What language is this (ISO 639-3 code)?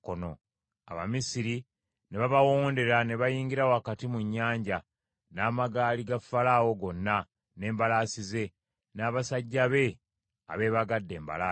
lug